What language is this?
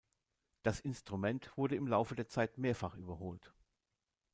German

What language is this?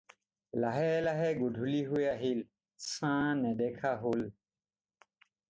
Assamese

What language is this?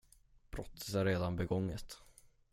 Swedish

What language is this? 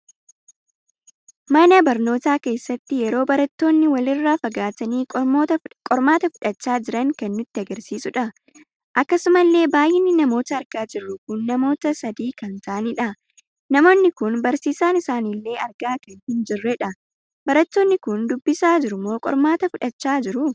Oromo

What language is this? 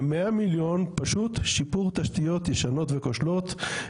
Hebrew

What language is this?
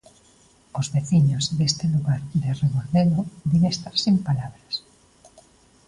Galician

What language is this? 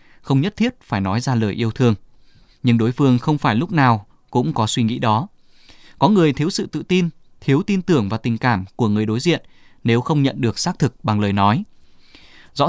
Vietnamese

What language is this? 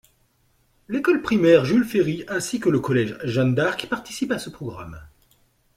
French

